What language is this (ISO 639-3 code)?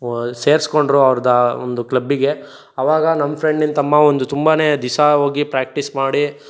kan